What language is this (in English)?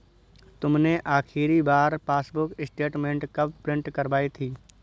Hindi